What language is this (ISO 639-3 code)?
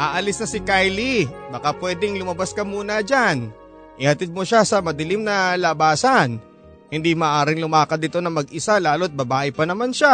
fil